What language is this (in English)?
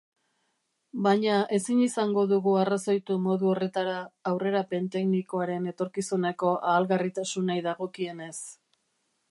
Basque